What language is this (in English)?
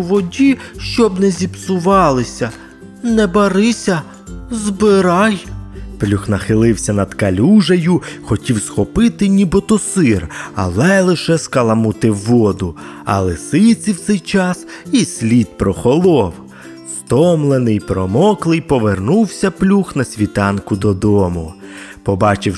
Ukrainian